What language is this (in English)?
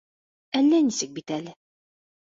Bashkir